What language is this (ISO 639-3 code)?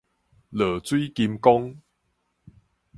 nan